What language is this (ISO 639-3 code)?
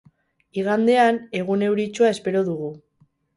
eus